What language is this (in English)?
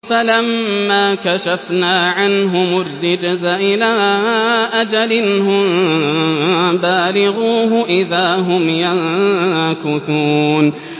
Arabic